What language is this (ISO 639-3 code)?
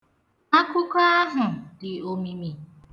ibo